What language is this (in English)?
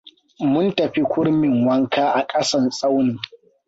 Hausa